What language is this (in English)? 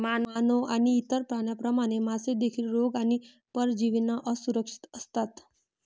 Marathi